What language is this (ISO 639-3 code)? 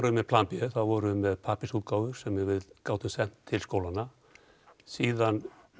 isl